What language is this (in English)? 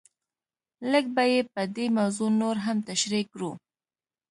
Pashto